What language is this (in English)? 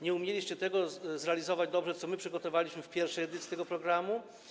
Polish